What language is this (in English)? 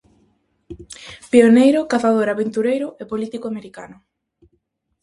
Galician